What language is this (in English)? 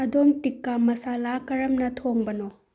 Manipuri